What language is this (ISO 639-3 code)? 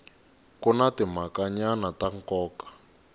tso